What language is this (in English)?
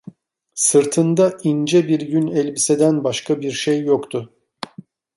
Turkish